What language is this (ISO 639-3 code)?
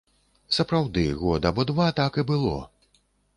bel